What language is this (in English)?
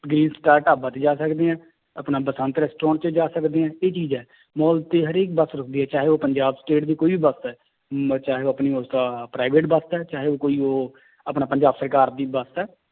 Punjabi